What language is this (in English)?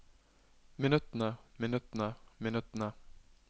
Norwegian